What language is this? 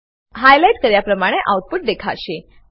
Gujarati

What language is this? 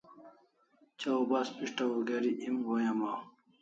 Kalasha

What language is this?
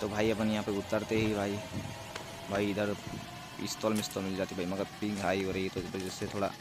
Hindi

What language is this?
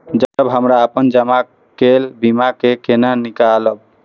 Maithili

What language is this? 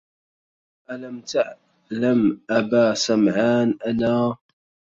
Arabic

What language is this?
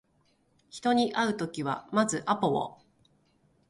Japanese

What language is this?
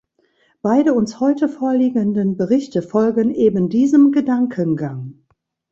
German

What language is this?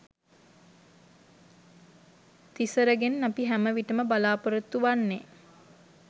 Sinhala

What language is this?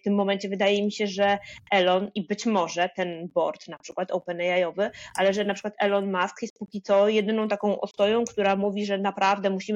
Polish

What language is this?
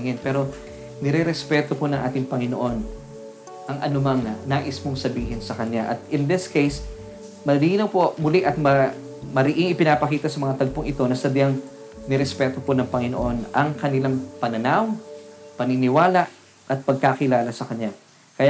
Filipino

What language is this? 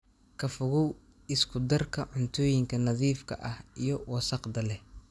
Somali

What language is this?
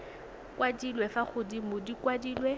Tswana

